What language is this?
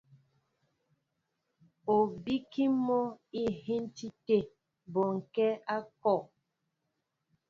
Mbo (Cameroon)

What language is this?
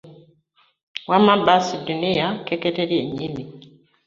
Ganda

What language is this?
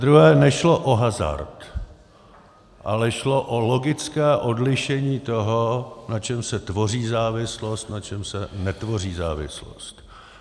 Czech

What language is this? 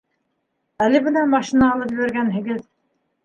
Bashkir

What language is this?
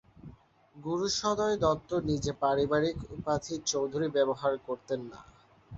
Bangla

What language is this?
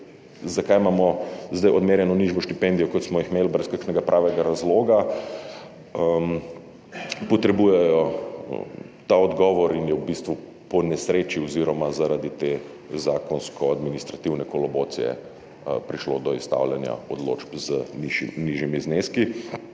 Slovenian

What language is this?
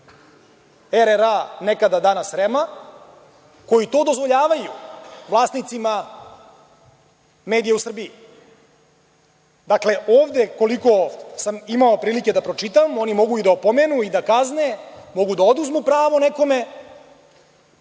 Serbian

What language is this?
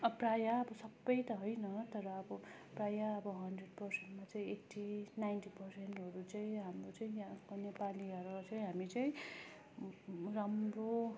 Nepali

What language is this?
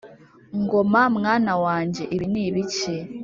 Kinyarwanda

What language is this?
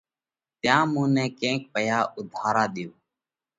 Parkari Koli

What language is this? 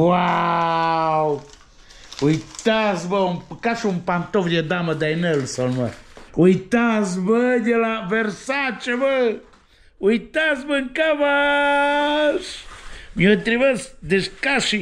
Romanian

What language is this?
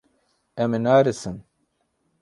Kurdish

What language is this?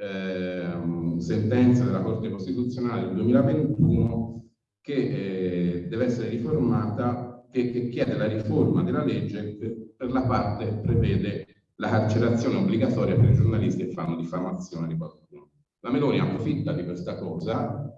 Italian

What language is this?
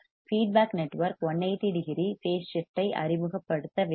Tamil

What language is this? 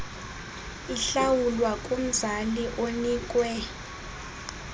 Xhosa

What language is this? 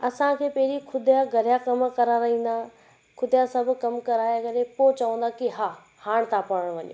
Sindhi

